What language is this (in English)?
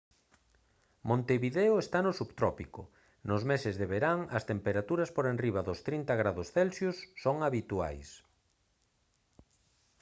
Galician